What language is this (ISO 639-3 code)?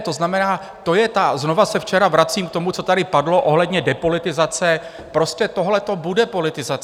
ces